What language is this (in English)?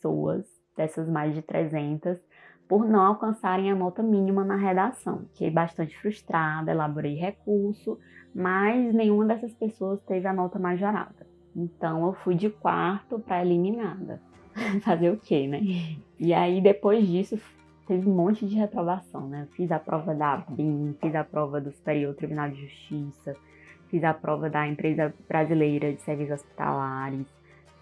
Portuguese